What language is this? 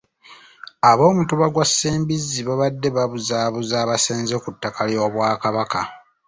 Ganda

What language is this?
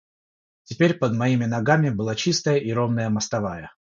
Russian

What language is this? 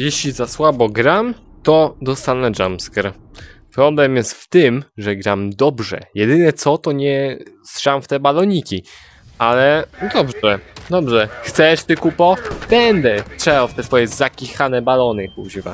Polish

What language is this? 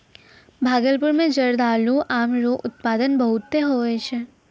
Maithili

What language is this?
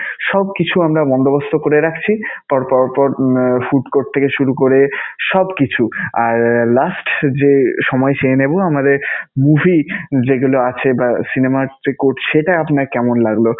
Bangla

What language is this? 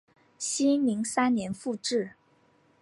Chinese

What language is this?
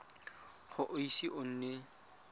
Tswana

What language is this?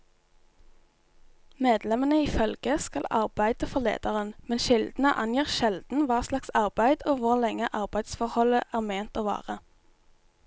Norwegian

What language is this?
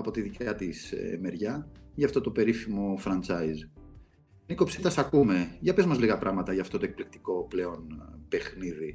Greek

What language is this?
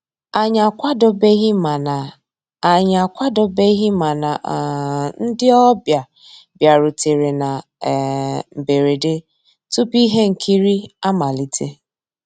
Igbo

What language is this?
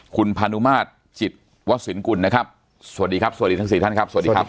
Thai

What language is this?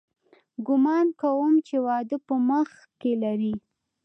Pashto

